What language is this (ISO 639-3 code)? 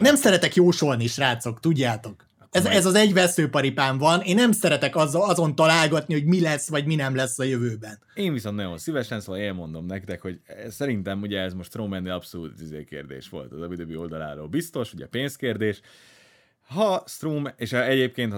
hun